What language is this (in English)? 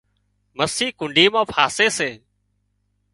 Wadiyara Koli